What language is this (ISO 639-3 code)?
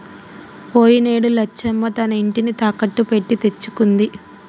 tel